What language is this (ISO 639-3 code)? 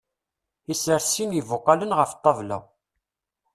kab